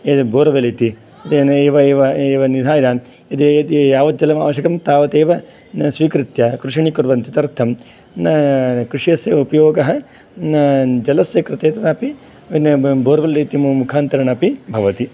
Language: Sanskrit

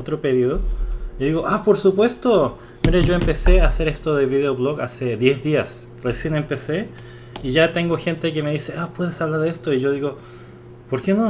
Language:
Spanish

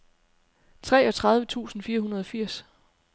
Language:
Danish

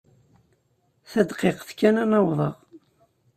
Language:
Kabyle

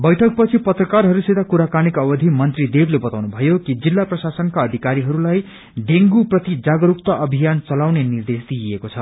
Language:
Nepali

